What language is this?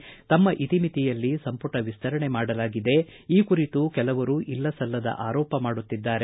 Kannada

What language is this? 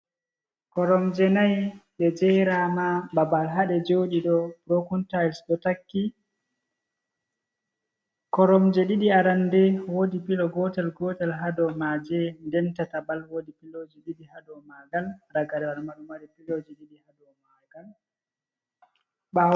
Fula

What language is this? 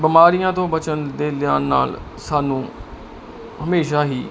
Punjabi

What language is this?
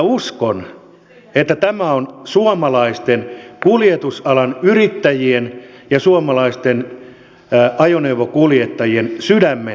Finnish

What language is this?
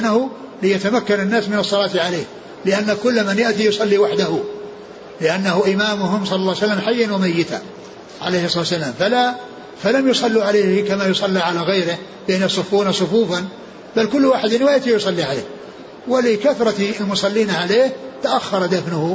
Arabic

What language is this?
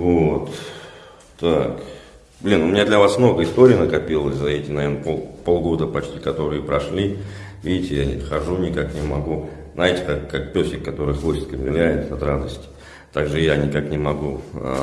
Russian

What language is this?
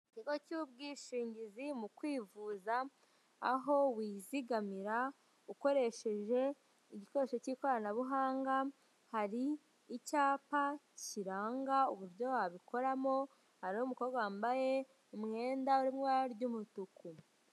Kinyarwanda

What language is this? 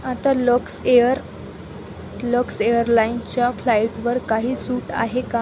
Marathi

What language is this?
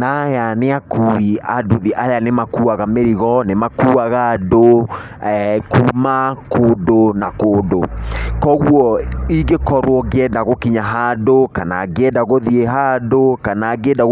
Kikuyu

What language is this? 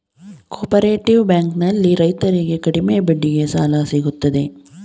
Kannada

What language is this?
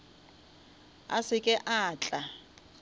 Northern Sotho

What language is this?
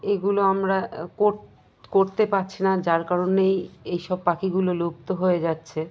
Bangla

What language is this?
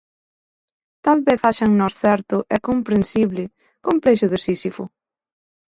Galician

